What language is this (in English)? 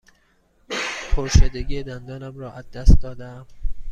Persian